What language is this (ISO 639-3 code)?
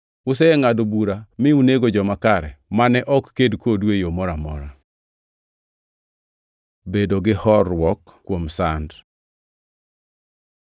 luo